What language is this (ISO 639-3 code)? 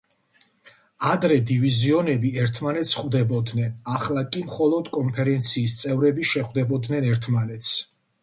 kat